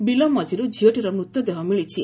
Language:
Odia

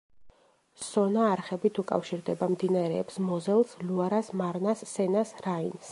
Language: Georgian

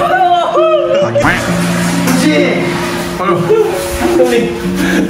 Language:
Korean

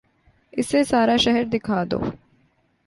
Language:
Urdu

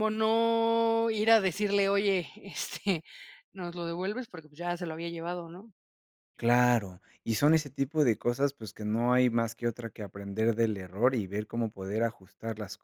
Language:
Spanish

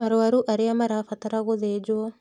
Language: Kikuyu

